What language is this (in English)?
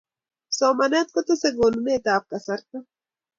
Kalenjin